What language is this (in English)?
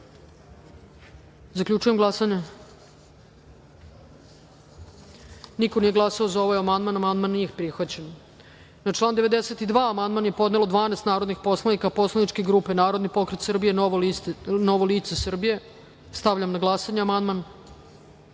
Serbian